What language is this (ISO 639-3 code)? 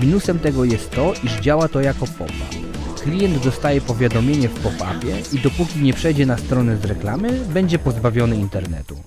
pol